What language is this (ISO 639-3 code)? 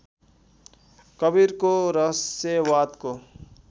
nep